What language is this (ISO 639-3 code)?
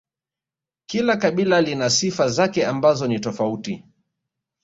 swa